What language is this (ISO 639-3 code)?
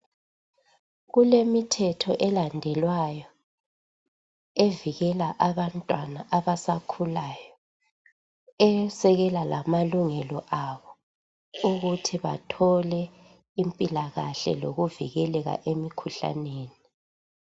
nde